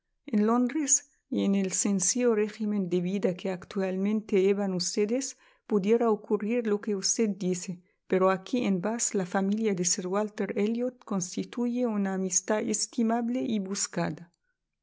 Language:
Spanish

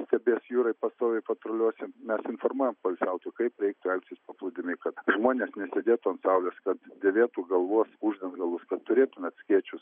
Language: Lithuanian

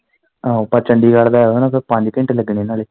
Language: Punjabi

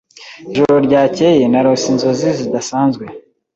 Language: Kinyarwanda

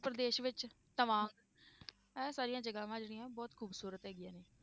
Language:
Punjabi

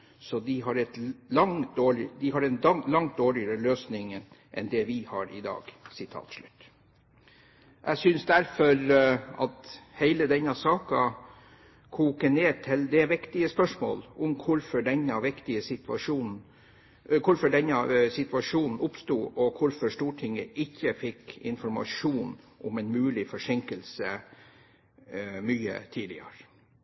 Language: Norwegian Bokmål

